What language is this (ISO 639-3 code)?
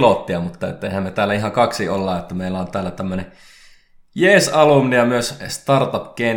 fin